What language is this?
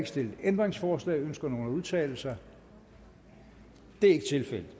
Danish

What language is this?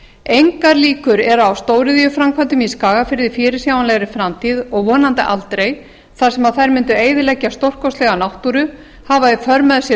Icelandic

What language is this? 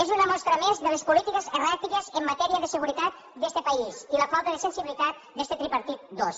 Catalan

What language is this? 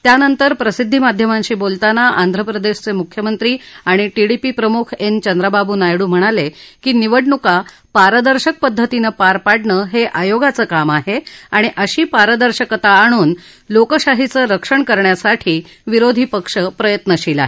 Marathi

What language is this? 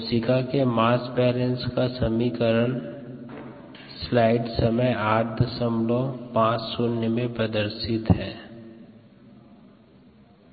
Hindi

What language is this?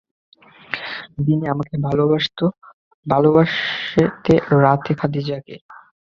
Bangla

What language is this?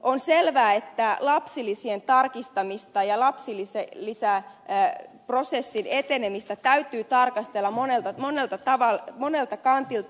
Finnish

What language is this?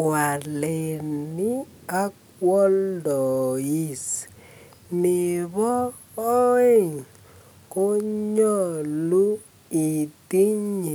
Kalenjin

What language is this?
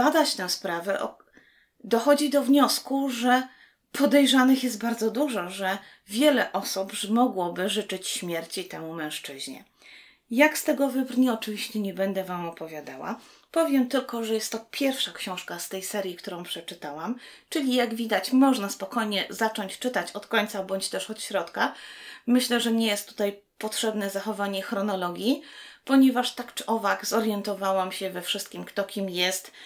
Polish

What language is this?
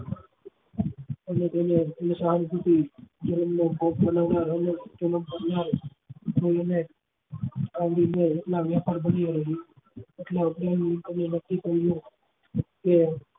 Gujarati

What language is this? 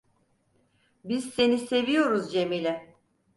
Turkish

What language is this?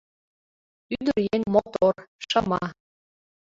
Mari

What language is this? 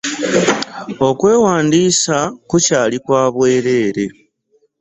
Ganda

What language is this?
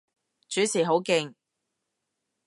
Cantonese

